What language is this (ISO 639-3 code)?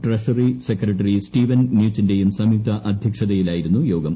mal